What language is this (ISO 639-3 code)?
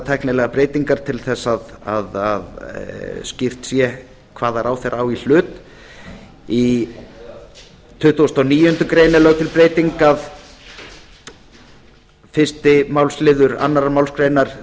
isl